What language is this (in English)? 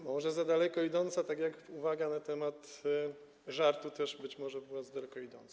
Polish